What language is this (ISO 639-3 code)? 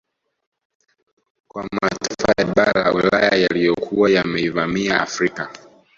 swa